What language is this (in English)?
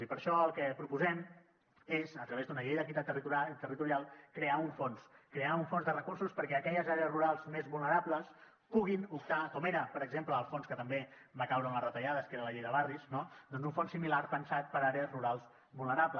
Catalan